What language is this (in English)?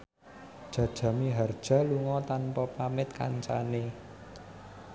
Javanese